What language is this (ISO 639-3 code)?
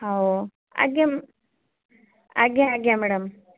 ori